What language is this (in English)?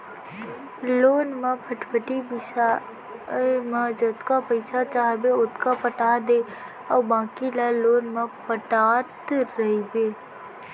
Chhattisgarhi